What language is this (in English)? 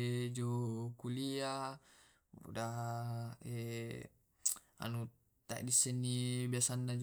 Tae'